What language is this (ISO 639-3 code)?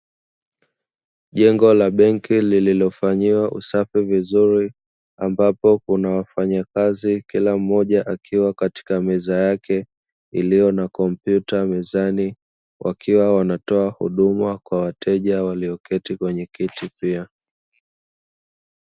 swa